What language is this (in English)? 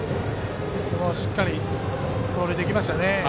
Japanese